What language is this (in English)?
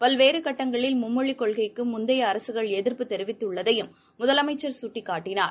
Tamil